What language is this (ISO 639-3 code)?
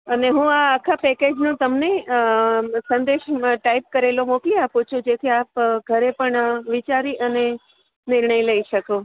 guj